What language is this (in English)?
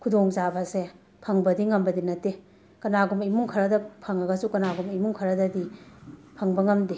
Manipuri